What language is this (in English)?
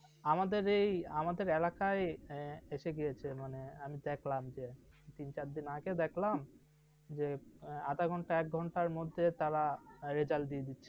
Bangla